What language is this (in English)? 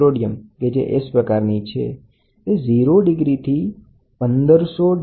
Gujarati